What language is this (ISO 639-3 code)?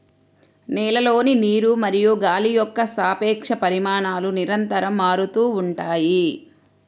tel